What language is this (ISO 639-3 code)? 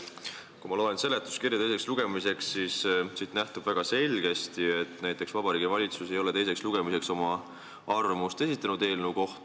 est